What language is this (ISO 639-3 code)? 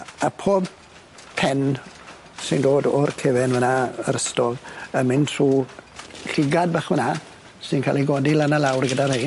cym